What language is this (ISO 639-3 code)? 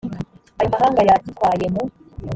kin